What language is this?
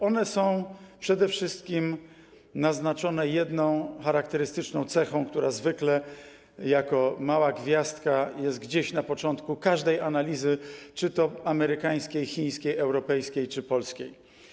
Polish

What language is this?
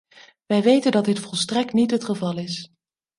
Dutch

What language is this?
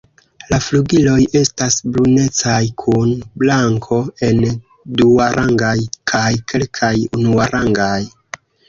Esperanto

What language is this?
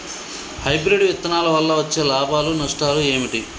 Telugu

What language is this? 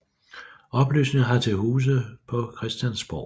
Danish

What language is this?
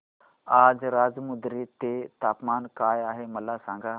Marathi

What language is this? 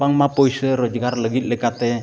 Santali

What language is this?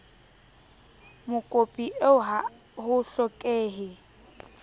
Southern Sotho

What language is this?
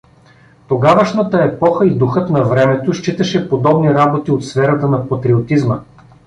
Bulgarian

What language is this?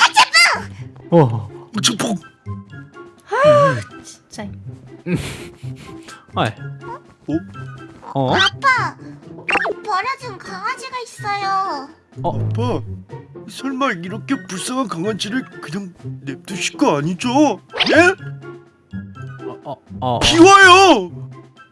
Korean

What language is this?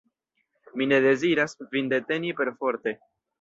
Esperanto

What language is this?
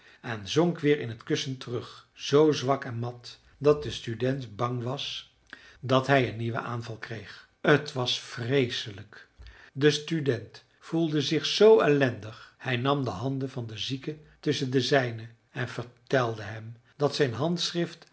Dutch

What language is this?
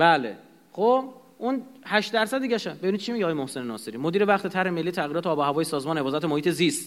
Persian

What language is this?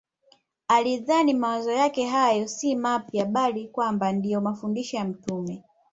Swahili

